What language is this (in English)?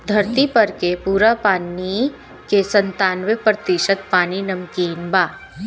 Bhojpuri